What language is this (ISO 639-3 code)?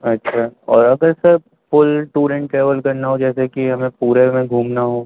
urd